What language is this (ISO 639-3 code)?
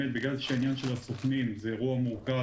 heb